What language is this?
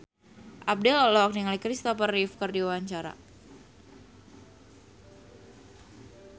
Sundanese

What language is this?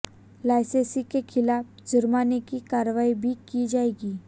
Hindi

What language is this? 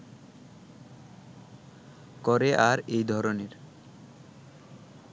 Bangla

